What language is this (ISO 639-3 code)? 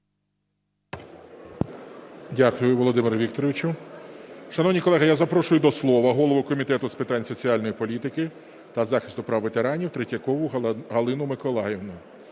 ukr